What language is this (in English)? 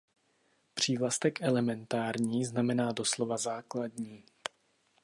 Czech